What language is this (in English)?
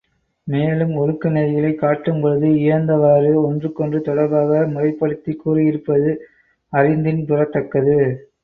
Tamil